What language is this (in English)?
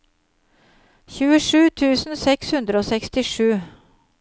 Norwegian